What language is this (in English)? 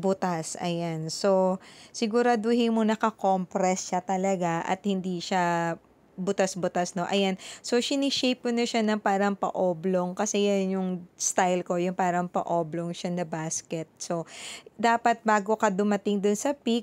Filipino